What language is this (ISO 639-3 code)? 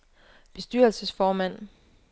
dan